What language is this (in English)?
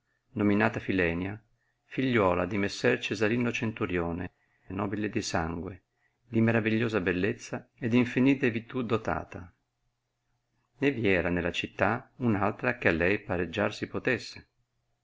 Italian